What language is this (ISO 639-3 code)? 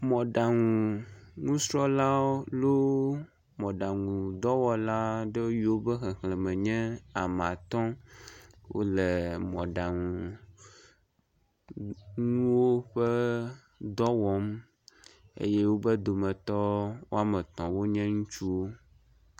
ewe